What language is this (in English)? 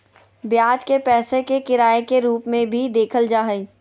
Magahi